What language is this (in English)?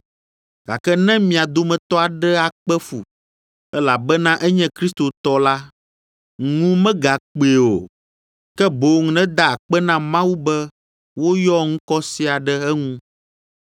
Ewe